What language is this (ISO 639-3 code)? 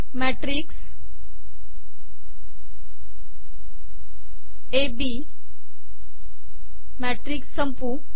mar